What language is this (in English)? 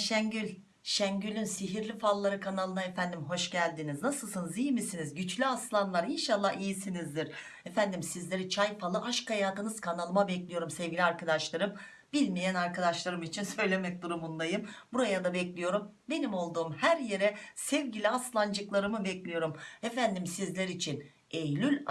Turkish